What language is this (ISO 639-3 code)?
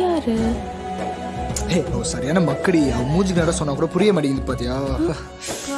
tam